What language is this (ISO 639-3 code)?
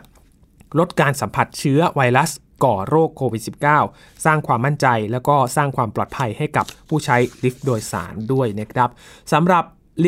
tha